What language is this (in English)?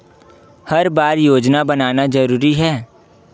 Chhattisgarhi